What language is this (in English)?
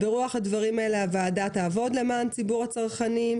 Hebrew